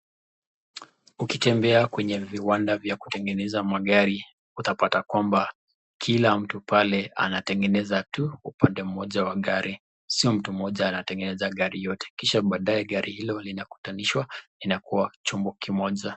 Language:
Swahili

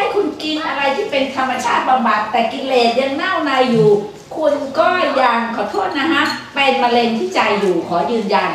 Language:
Thai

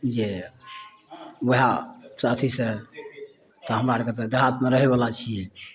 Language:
Maithili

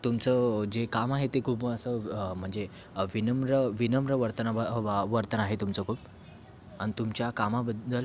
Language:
Marathi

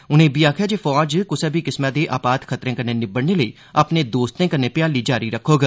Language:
Dogri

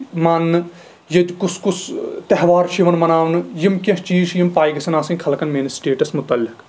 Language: Kashmiri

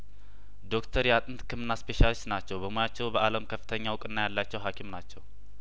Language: Amharic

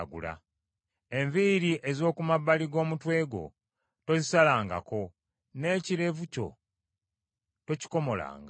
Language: Ganda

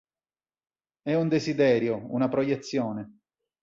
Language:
Italian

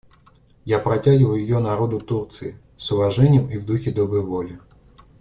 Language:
Russian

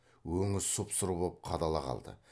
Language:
Kazakh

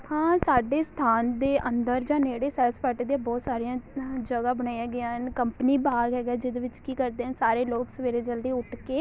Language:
Punjabi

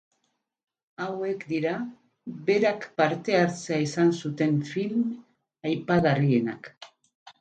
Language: Basque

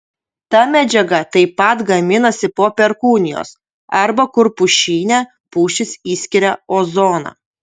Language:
Lithuanian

